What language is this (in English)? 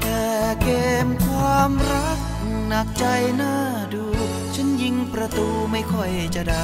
Thai